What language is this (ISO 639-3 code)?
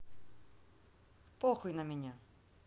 rus